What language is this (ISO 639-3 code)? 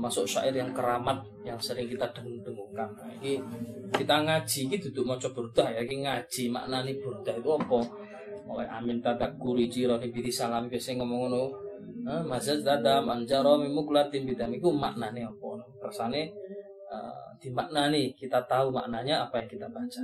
msa